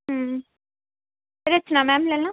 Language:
Punjabi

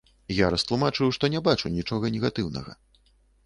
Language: Belarusian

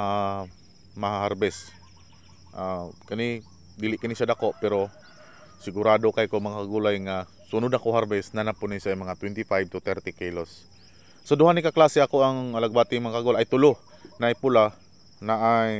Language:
Filipino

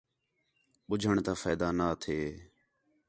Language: Khetrani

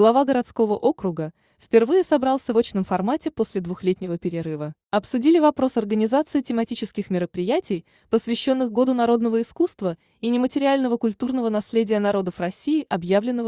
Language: Russian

